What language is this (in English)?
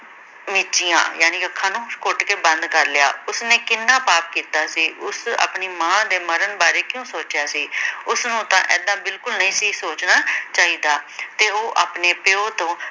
Punjabi